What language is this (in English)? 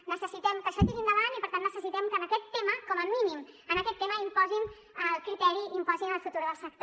Catalan